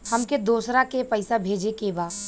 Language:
Bhojpuri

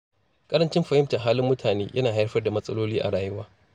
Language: Hausa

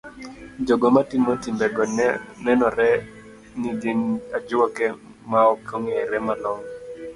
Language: Luo (Kenya and Tanzania)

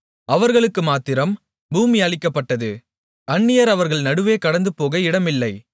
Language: Tamil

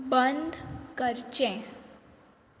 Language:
Konkani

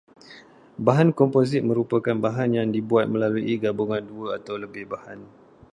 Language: Malay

